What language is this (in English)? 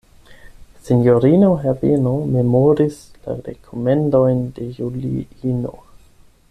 Esperanto